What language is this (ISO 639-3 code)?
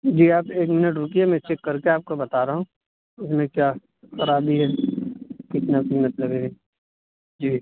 urd